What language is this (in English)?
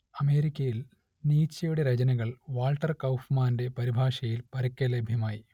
Malayalam